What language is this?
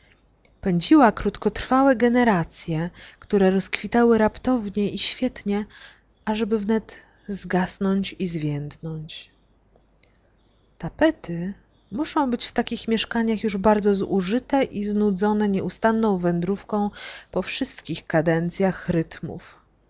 Polish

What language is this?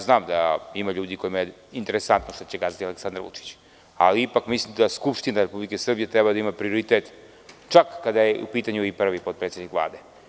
Serbian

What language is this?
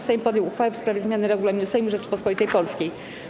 Polish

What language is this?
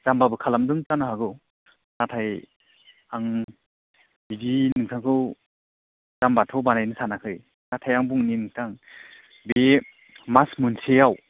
Bodo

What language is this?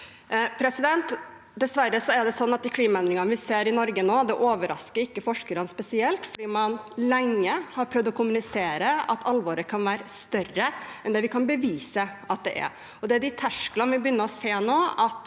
Norwegian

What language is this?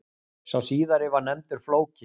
Icelandic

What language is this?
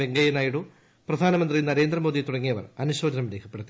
Malayalam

